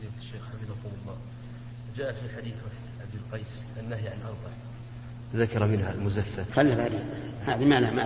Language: Arabic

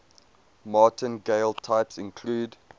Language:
English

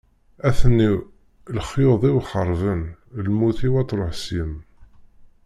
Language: Kabyle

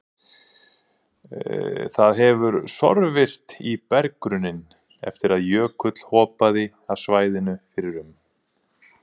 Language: Icelandic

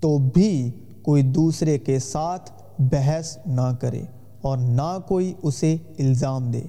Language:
Urdu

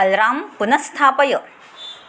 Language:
Sanskrit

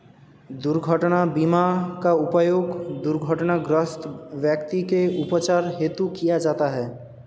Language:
Hindi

